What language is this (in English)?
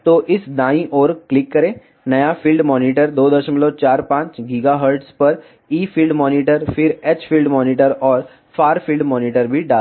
Hindi